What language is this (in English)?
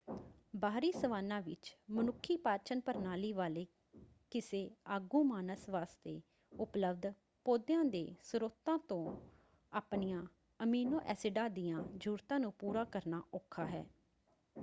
Punjabi